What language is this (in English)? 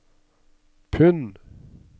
Norwegian